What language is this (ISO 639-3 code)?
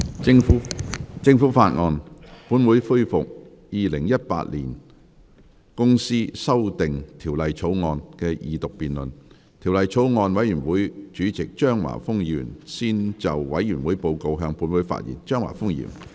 yue